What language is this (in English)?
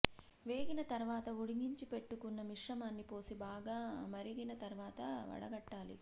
Telugu